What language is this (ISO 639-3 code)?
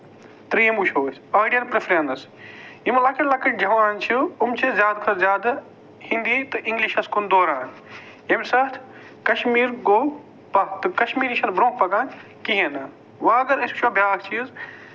kas